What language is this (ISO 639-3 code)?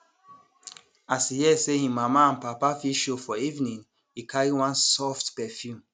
pcm